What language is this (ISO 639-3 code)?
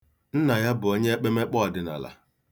ibo